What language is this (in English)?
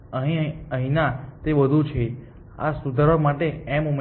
Gujarati